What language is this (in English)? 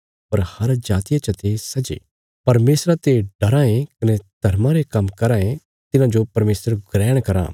Bilaspuri